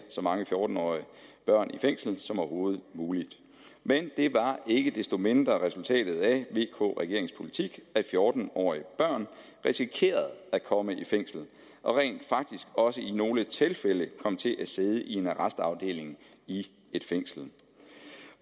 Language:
Danish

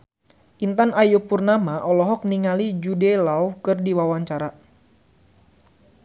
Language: Sundanese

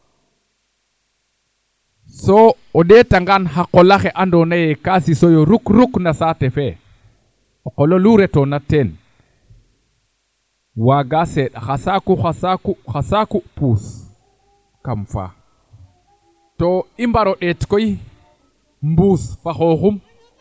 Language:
Serer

